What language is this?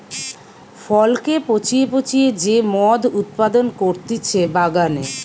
Bangla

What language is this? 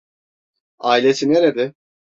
Turkish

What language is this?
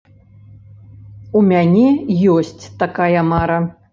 Belarusian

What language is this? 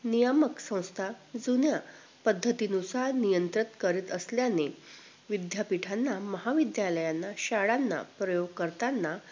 Marathi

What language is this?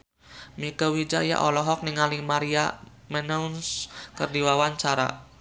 Sundanese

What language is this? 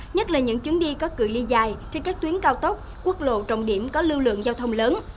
Vietnamese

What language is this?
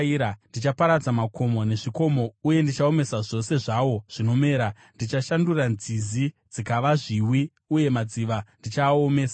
Shona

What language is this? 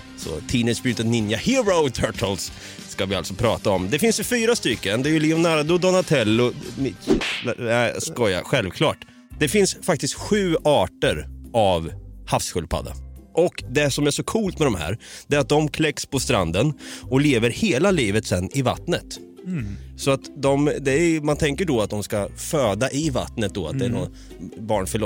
Swedish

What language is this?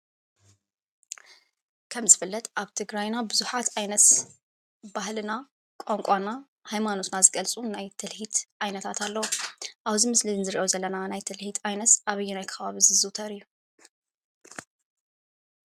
Tigrinya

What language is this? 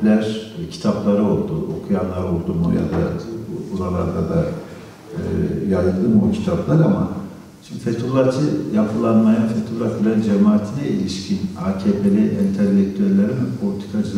Turkish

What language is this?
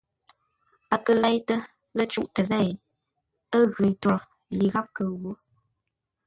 Ngombale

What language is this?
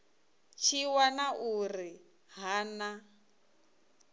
Venda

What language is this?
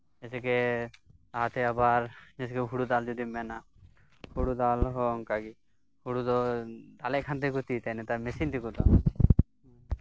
Santali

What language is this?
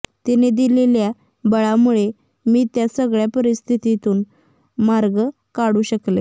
Marathi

